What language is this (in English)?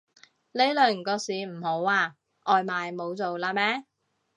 Cantonese